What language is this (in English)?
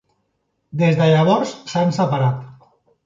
Catalan